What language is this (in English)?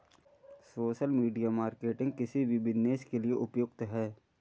Hindi